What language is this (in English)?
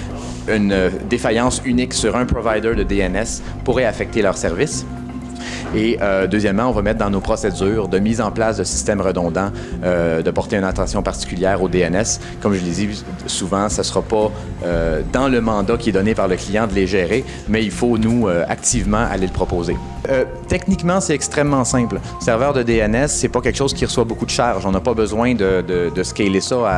French